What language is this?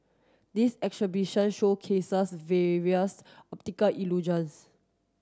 English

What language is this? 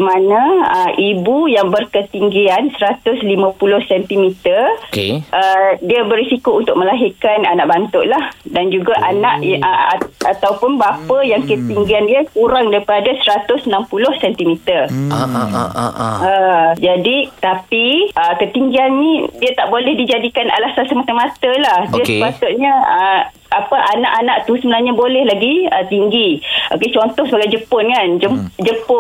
Malay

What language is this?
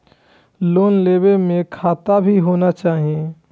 Maithili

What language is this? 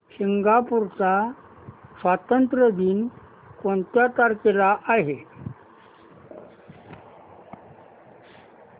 Marathi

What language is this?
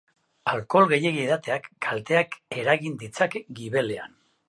Basque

